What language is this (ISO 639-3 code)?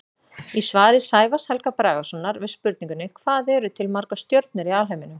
isl